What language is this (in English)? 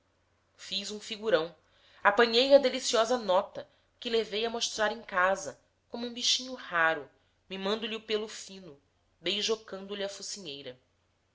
Portuguese